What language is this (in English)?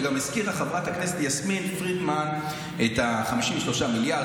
Hebrew